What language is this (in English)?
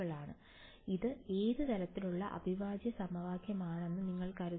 Malayalam